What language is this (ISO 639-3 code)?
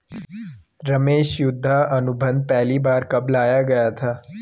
hin